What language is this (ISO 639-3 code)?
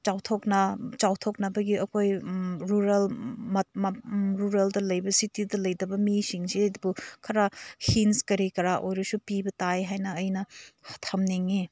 mni